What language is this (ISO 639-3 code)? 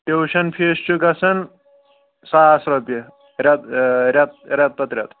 kas